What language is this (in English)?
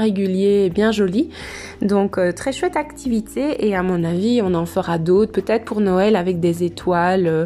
French